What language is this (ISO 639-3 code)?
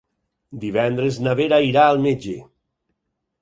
cat